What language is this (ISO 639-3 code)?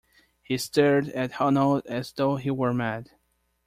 eng